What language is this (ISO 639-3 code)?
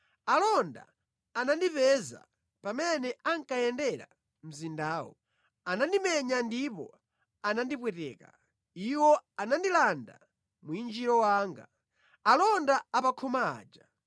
nya